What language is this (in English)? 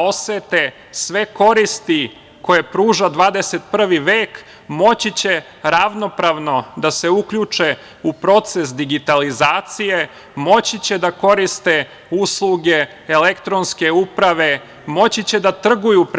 Serbian